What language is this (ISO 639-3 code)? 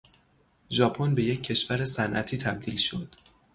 fas